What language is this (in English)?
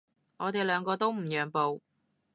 Cantonese